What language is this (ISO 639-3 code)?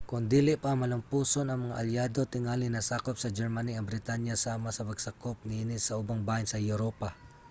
ceb